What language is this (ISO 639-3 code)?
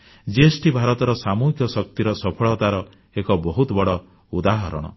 ori